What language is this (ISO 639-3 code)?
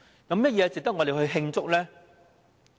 yue